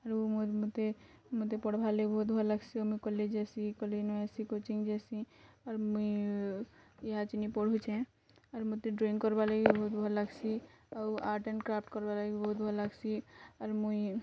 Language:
Odia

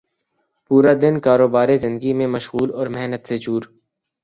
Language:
Urdu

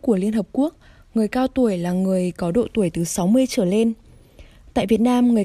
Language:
Vietnamese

